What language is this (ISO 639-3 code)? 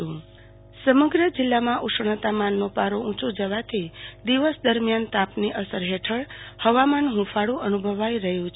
guj